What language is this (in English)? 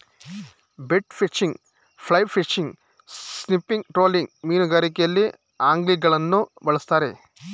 Kannada